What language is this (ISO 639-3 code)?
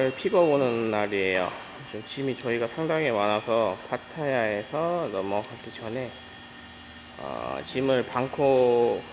kor